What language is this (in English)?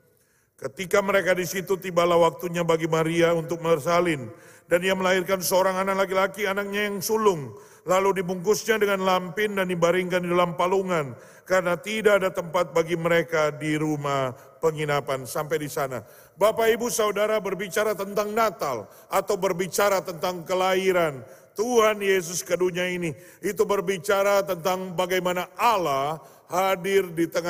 Indonesian